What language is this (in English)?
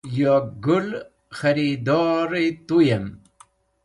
Wakhi